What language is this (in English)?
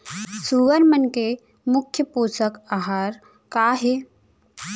Chhattisgarhi